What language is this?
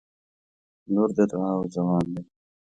Pashto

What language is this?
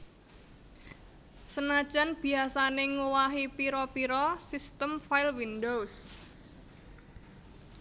Javanese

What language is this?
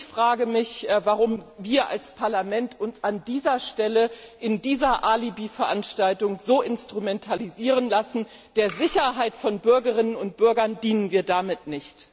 German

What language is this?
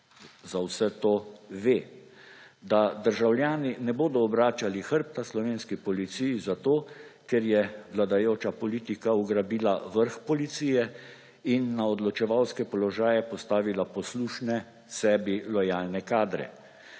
Slovenian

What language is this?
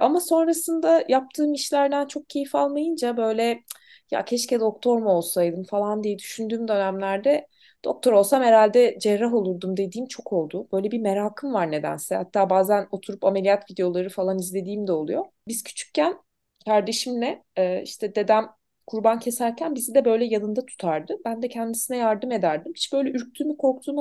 Turkish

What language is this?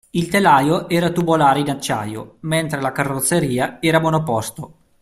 Italian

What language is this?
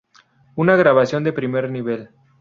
Spanish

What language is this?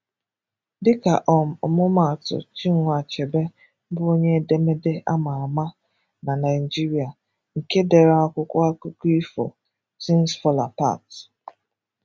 Igbo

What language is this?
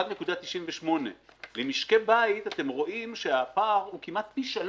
Hebrew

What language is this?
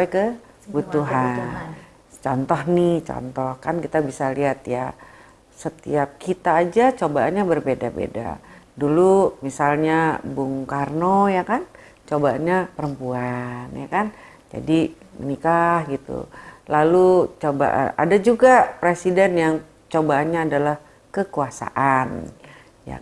Indonesian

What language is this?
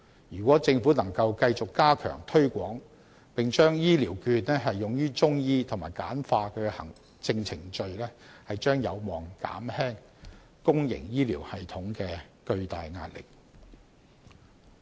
Cantonese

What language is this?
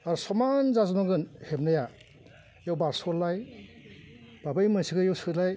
Bodo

